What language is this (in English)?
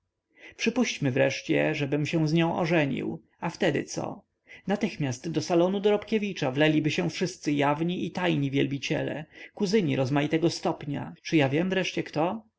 Polish